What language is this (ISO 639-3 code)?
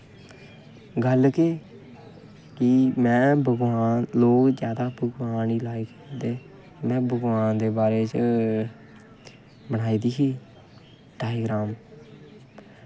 doi